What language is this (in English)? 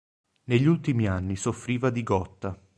Italian